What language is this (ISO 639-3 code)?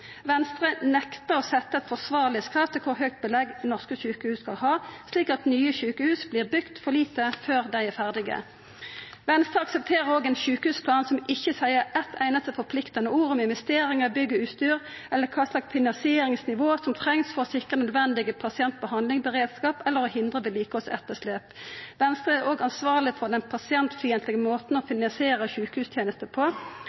nno